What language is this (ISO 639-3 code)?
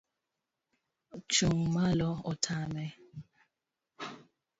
luo